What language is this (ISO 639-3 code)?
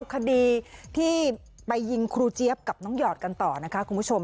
tha